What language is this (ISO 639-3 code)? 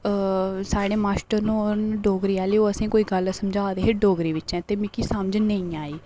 doi